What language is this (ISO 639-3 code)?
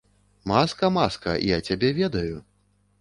bel